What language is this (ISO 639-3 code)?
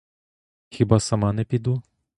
ukr